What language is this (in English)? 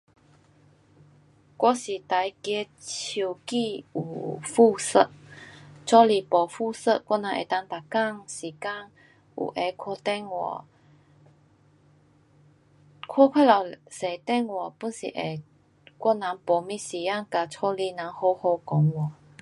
Pu-Xian Chinese